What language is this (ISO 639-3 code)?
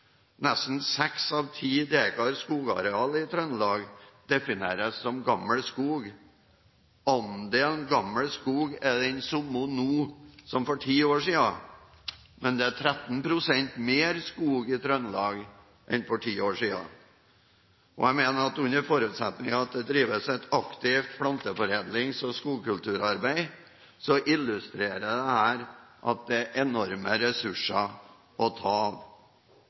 nob